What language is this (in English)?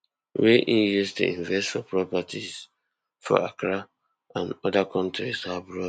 Nigerian Pidgin